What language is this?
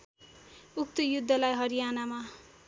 Nepali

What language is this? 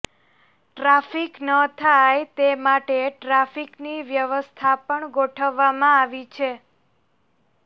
Gujarati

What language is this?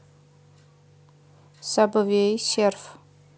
Russian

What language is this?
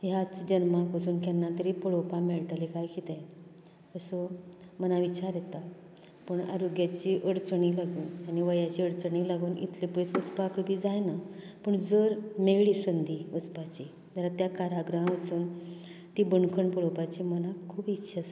Konkani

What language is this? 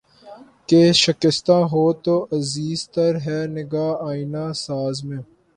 Urdu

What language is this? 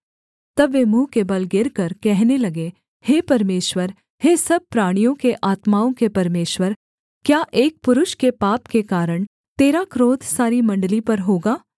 Hindi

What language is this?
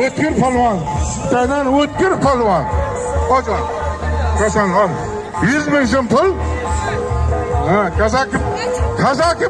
Turkish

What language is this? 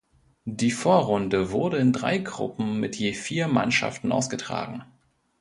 German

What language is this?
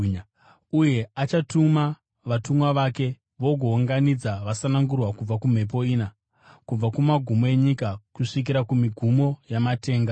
Shona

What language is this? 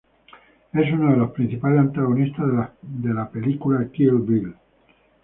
Spanish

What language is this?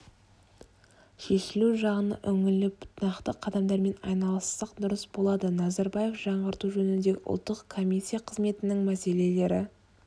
Kazakh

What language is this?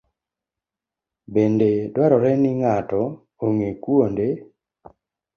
Luo (Kenya and Tanzania)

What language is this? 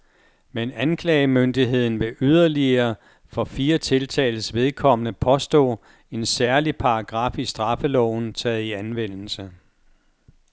Danish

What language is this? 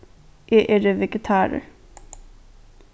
Faroese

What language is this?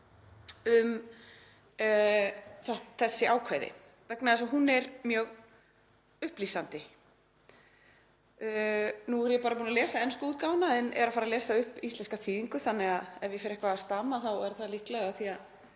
Icelandic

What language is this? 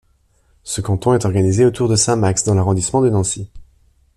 French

